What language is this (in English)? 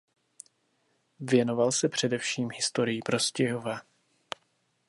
Czech